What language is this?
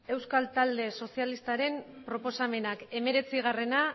Basque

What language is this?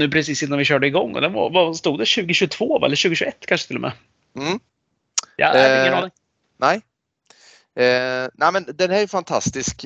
Swedish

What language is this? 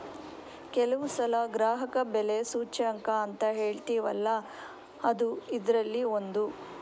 Kannada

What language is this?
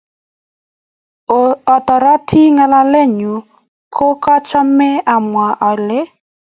Kalenjin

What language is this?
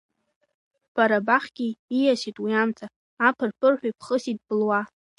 Abkhazian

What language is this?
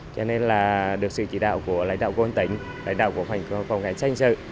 Vietnamese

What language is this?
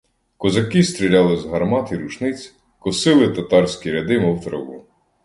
Ukrainian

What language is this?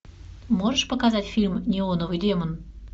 Russian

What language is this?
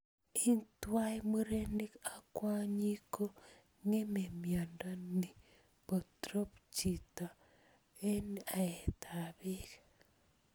Kalenjin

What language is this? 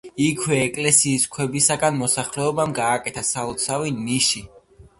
Georgian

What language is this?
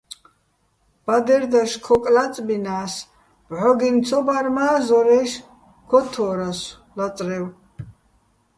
Bats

